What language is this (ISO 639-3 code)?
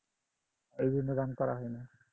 ben